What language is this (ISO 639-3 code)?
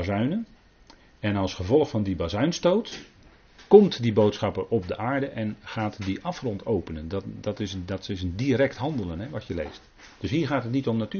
nld